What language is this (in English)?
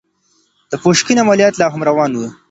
Pashto